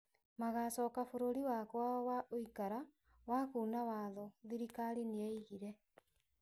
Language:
Kikuyu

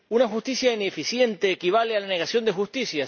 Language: Spanish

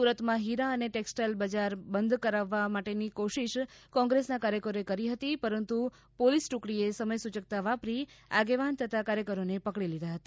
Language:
Gujarati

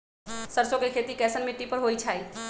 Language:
Magahi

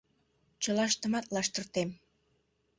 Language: Mari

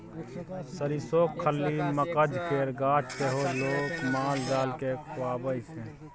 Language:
Maithili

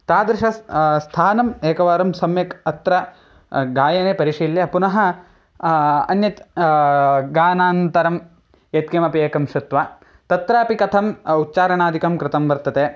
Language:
Sanskrit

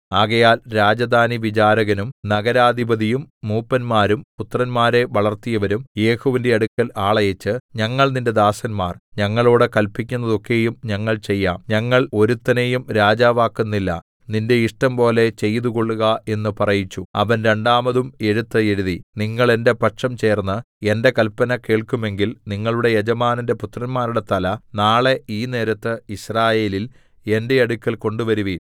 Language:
Malayalam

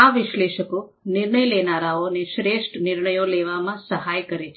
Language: Gujarati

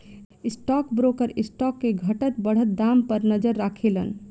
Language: Bhojpuri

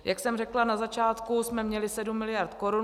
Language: Czech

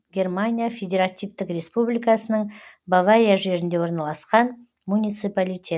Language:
Kazakh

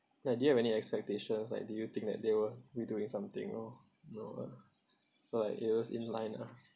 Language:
English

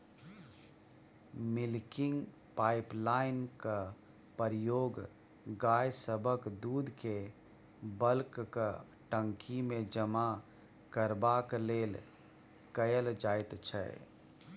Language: Maithili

